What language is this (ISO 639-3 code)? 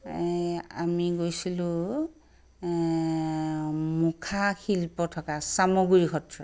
asm